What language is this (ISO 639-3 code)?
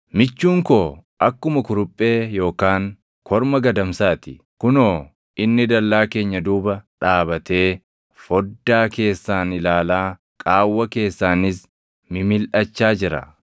orm